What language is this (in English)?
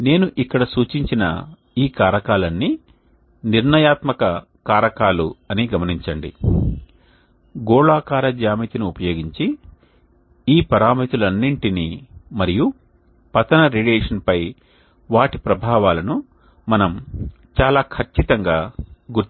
Telugu